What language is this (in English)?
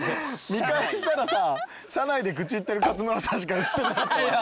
Japanese